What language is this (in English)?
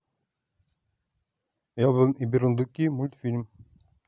Russian